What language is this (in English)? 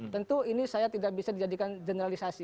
Indonesian